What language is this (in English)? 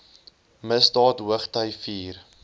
Afrikaans